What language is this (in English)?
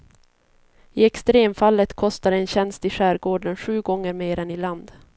Swedish